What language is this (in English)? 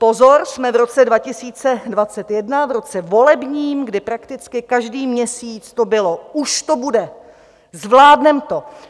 Czech